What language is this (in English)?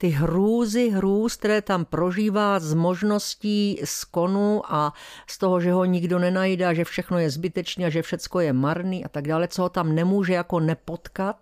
Czech